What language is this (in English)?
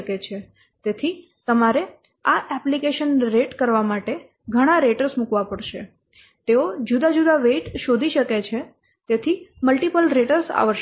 Gujarati